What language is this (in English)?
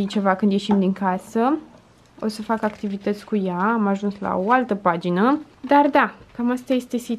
Romanian